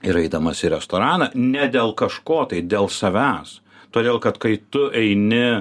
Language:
Lithuanian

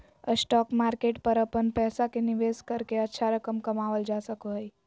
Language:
Magahi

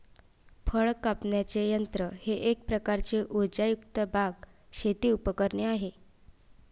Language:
Marathi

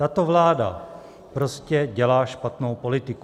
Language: Czech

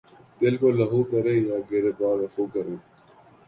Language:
Urdu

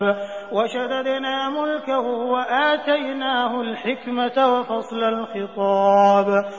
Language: Arabic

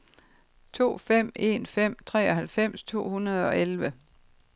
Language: Danish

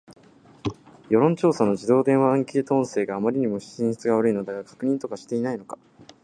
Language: Japanese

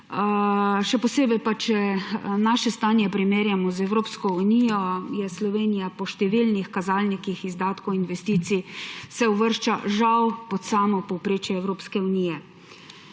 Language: Slovenian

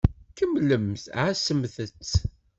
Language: Kabyle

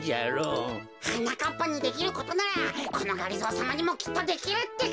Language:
Japanese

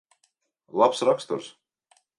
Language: Latvian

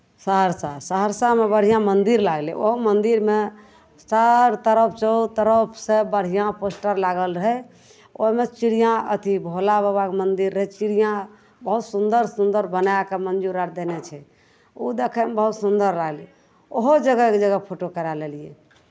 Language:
Maithili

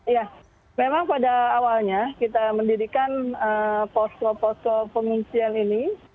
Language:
Indonesian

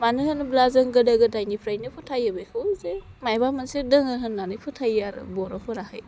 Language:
Bodo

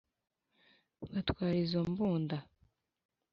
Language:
Kinyarwanda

